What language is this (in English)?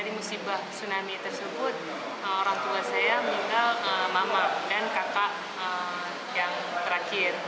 Indonesian